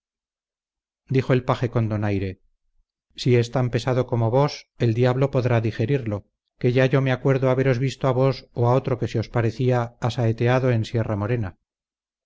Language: Spanish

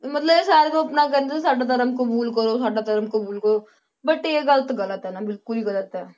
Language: Punjabi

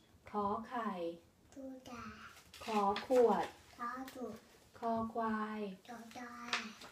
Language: Thai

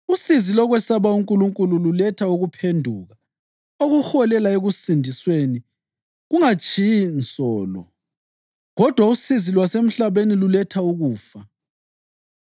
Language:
North Ndebele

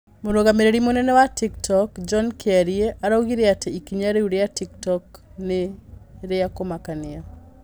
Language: Kikuyu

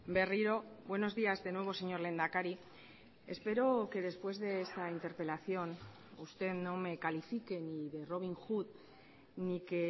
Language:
Spanish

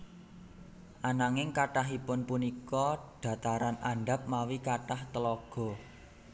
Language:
Javanese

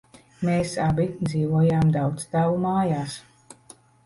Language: Latvian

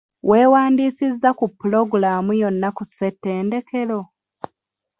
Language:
Ganda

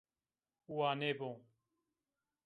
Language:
Zaza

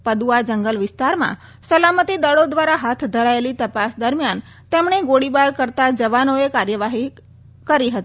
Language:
Gujarati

